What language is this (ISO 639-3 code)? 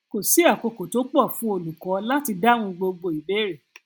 yor